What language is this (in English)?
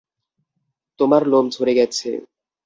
Bangla